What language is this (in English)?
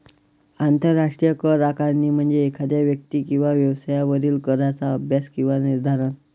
Marathi